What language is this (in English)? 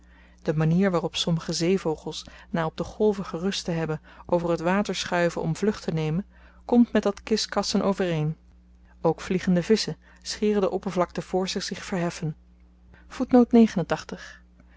Dutch